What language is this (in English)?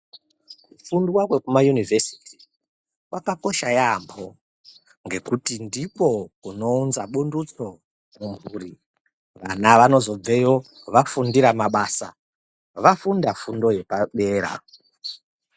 Ndau